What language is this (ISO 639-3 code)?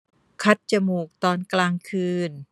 tha